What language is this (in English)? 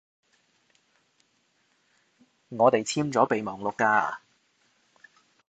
Cantonese